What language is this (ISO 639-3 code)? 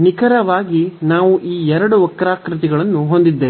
kan